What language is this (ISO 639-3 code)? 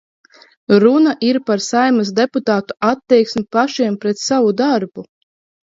lav